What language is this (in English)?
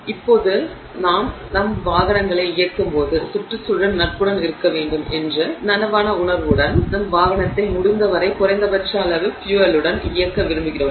Tamil